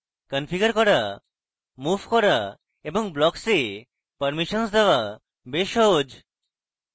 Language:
Bangla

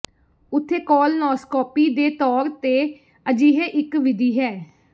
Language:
Punjabi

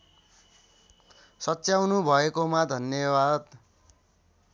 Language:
Nepali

